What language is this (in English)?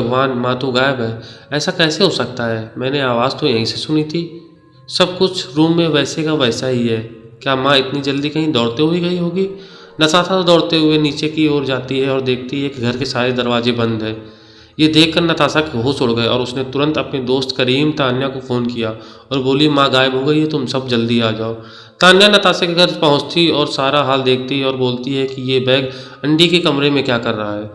Hindi